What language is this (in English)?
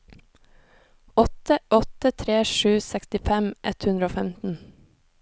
Norwegian